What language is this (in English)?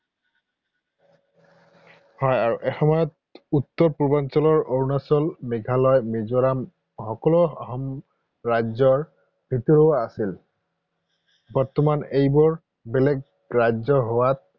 Assamese